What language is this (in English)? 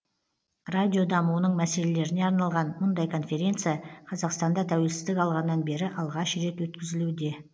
Kazakh